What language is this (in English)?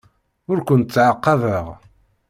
Kabyle